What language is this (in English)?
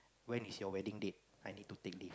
English